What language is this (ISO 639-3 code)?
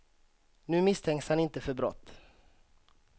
swe